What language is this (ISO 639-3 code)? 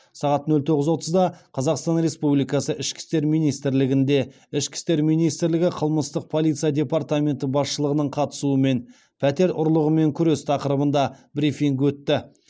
kaz